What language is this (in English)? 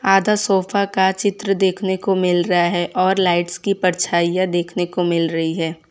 Hindi